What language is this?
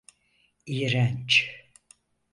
Turkish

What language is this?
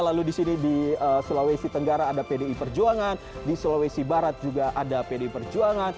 Indonesian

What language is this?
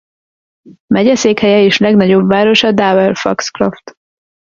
Hungarian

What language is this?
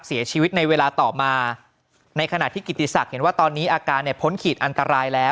Thai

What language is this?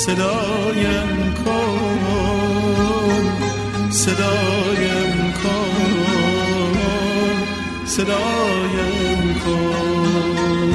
Persian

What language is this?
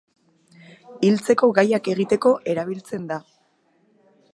Basque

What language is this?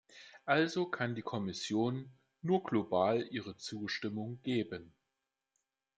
German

